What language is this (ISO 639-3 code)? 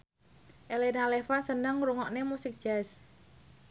jav